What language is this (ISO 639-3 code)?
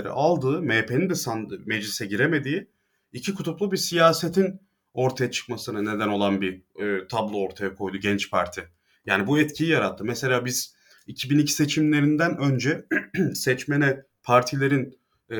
tur